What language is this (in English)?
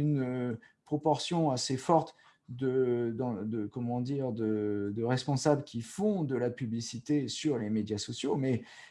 French